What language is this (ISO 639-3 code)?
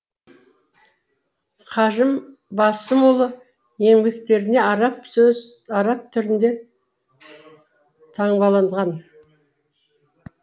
kaz